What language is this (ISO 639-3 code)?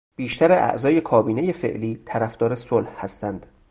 fas